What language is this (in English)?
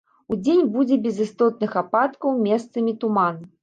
Belarusian